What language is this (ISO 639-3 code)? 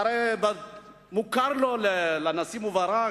heb